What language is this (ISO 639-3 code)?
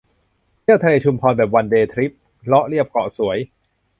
tha